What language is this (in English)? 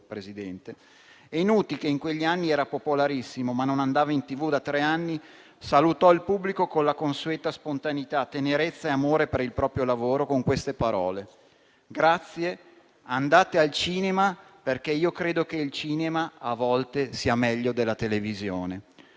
Italian